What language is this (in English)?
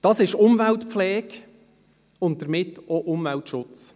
Swiss German